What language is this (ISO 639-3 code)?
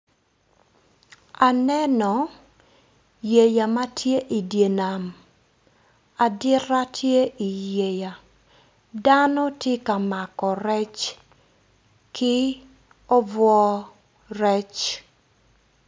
ach